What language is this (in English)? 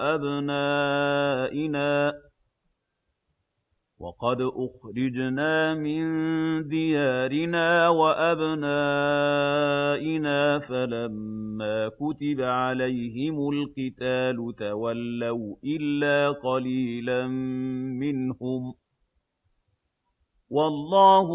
Arabic